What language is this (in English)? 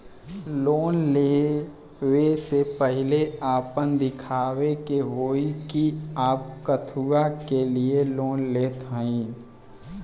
Bhojpuri